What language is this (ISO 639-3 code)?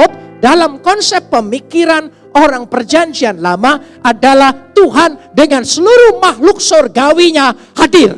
ind